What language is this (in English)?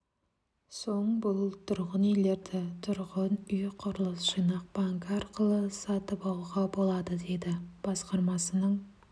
Kazakh